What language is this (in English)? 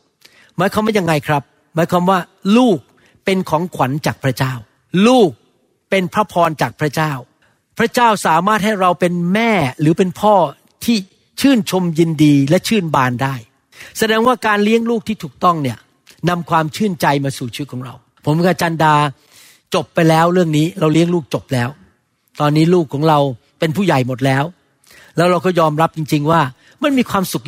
Thai